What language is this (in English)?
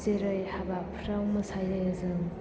Bodo